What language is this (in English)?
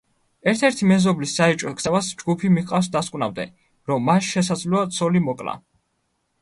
Georgian